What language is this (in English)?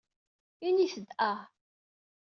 Kabyle